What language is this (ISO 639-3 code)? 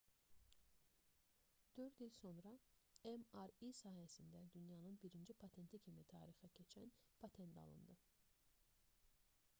aze